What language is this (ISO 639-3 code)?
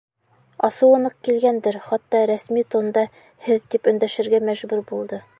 bak